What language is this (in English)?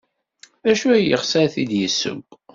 Kabyle